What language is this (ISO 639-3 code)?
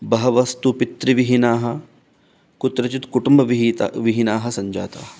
san